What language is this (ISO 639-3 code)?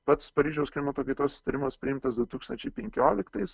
lit